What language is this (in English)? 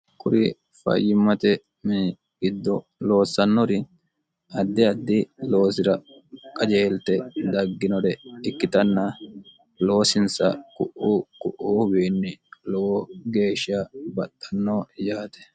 Sidamo